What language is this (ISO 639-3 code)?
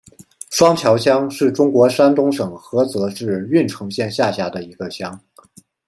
zho